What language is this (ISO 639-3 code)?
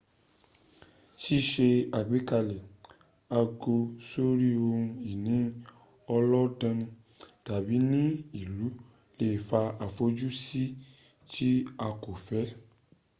yor